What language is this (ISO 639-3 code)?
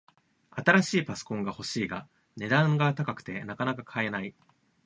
jpn